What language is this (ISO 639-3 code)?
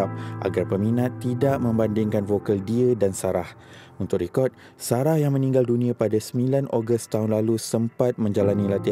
msa